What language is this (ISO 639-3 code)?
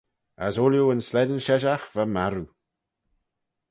glv